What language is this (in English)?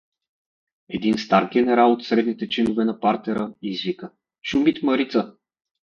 Bulgarian